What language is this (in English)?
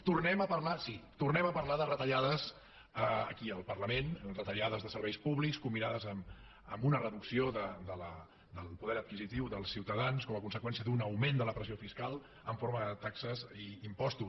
Catalan